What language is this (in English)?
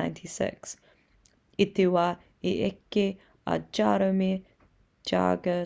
Māori